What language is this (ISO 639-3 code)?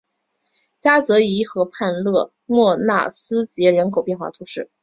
zho